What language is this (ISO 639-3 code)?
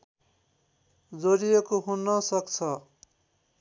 nep